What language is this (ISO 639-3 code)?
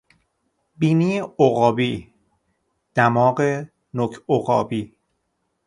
fas